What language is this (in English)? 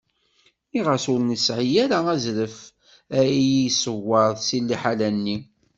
Kabyle